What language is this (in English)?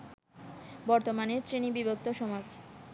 Bangla